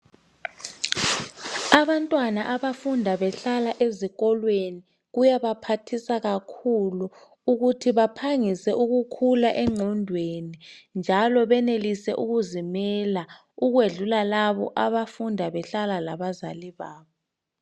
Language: North Ndebele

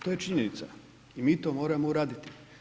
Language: Croatian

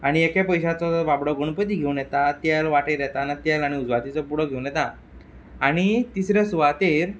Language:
Konkani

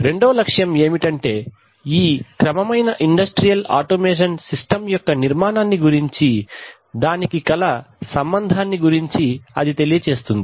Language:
Telugu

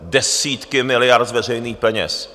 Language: Czech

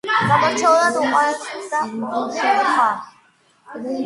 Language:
Georgian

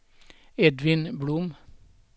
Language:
Swedish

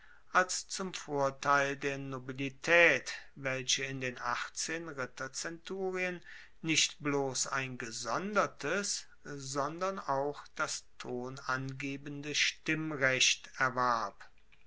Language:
German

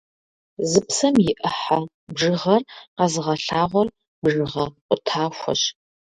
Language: Kabardian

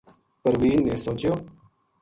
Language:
Gujari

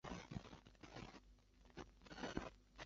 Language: Chinese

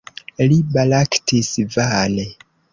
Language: Esperanto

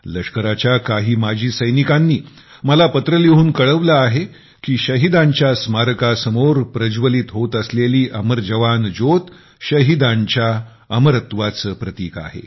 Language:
Marathi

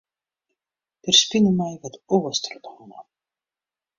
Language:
Western Frisian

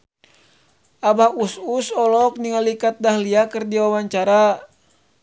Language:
Sundanese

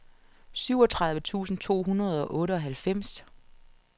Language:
Danish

